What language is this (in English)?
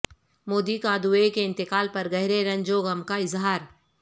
Urdu